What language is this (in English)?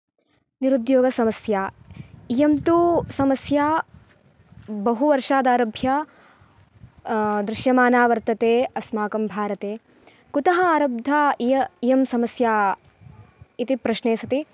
Sanskrit